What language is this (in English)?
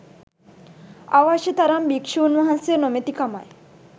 Sinhala